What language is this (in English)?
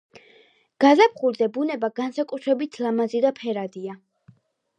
Georgian